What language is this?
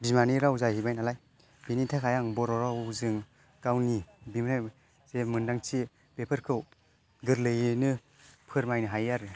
Bodo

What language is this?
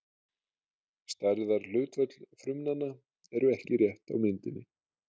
Icelandic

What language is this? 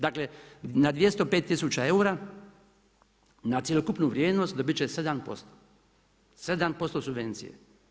Croatian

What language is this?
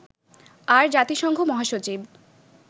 Bangla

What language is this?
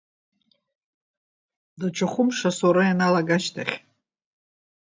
Abkhazian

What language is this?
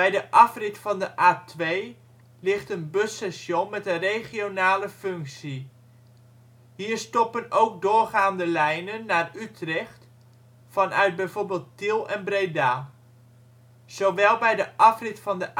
Dutch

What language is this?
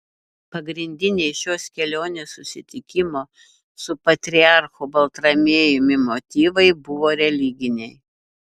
Lithuanian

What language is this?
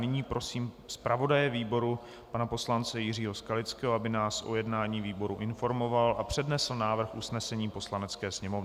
Czech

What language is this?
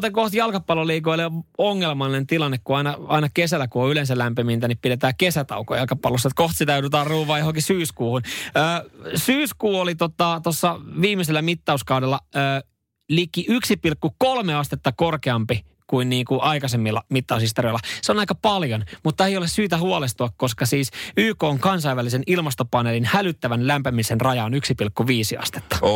Finnish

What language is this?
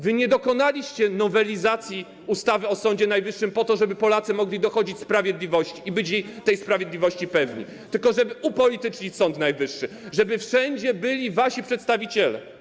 Polish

